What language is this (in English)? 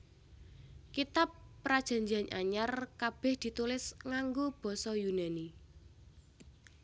Javanese